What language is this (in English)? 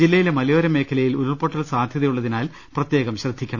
Malayalam